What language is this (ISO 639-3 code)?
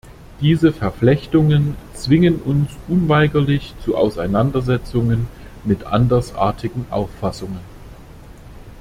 deu